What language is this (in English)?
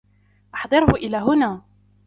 Arabic